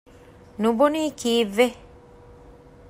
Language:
Divehi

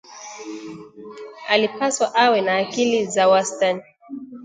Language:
Swahili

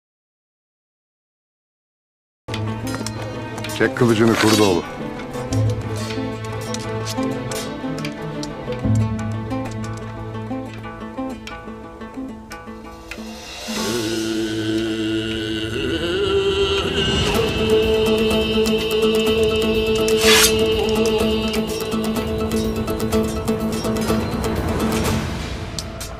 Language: Turkish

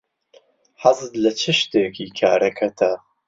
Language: Central Kurdish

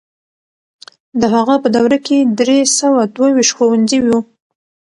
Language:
Pashto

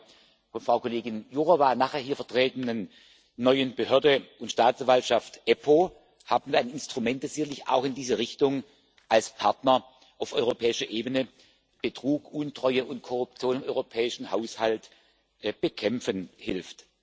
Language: German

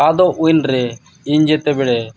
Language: Santali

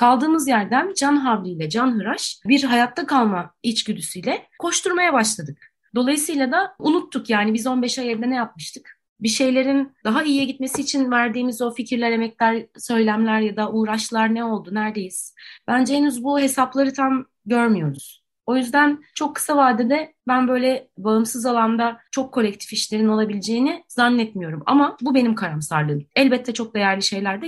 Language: Turkish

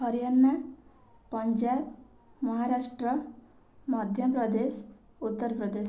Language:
Odia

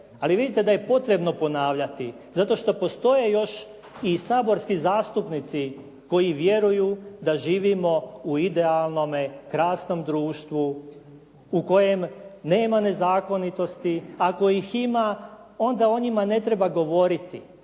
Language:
Croatian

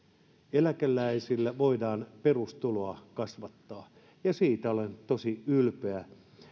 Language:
Finnish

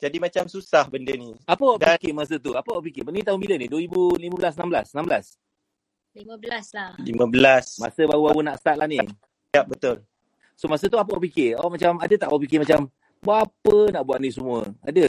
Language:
Malay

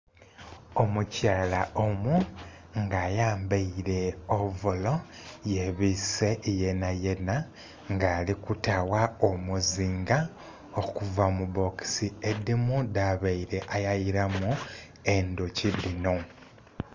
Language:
Soga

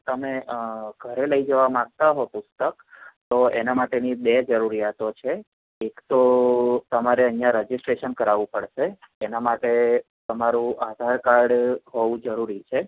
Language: Gujarati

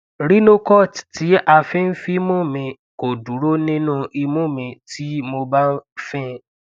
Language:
Yoruba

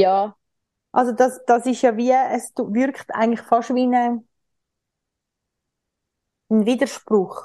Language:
German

